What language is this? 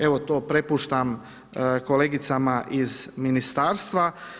Croatian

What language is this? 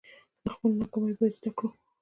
Pashto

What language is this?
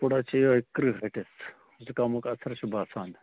Kashmiri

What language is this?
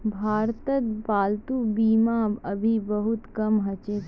Magahi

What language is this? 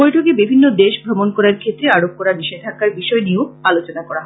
Bangla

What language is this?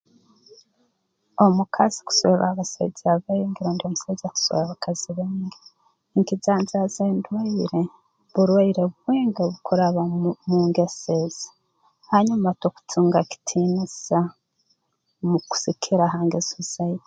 Tooro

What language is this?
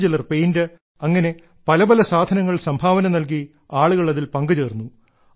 Malayalam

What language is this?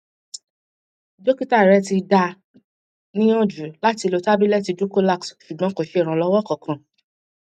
Yoruba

